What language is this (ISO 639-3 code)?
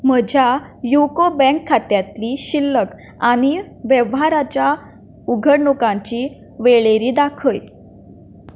kok